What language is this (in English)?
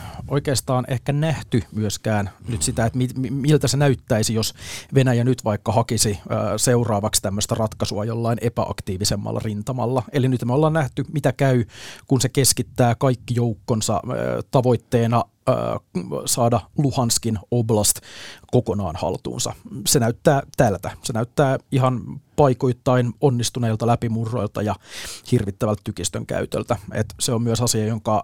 Finnish